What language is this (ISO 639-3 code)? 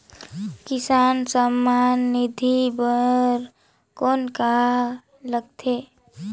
hne